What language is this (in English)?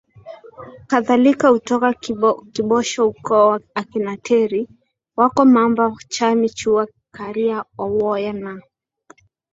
Swahili